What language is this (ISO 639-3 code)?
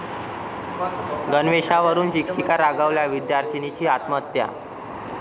mar